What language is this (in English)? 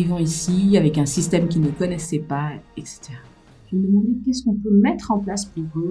French